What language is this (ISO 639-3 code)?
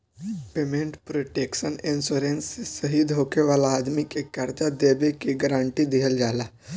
bho